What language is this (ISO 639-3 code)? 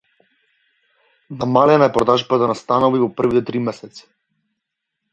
mkd